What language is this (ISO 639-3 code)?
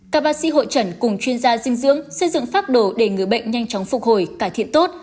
vie